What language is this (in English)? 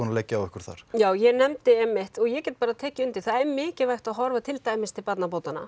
Icelandic